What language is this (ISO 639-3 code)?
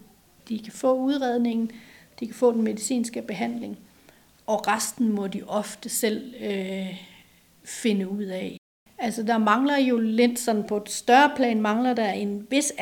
dan